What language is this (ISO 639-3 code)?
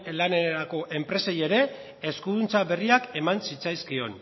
eus